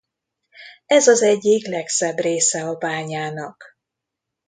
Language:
Hungarian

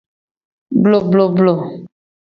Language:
Gen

